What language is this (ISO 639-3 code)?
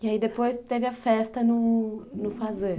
por